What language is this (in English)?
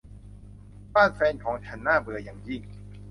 Thai